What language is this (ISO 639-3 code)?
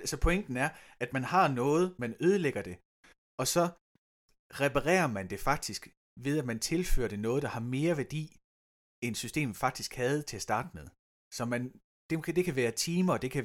dan